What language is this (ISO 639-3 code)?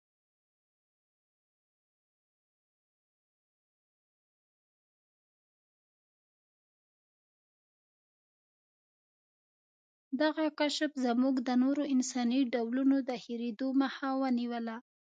pus